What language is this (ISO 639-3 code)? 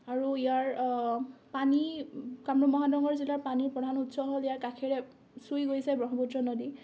asm